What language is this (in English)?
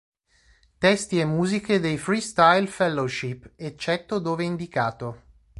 Italian